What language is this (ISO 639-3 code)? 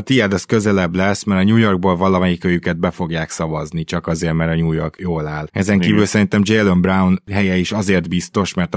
hun